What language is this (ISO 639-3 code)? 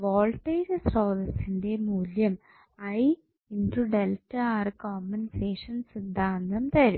mal